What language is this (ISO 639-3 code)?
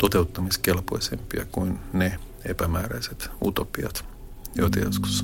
fin